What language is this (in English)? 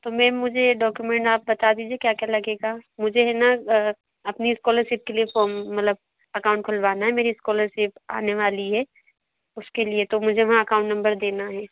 Hindi